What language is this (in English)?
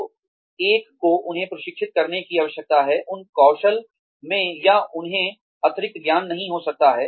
Hindi